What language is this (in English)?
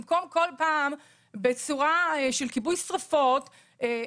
Hebrew